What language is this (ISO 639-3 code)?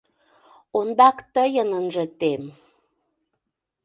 chm